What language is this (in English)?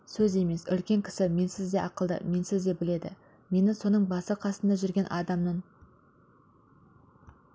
Kazakh